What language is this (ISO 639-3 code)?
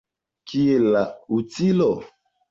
epo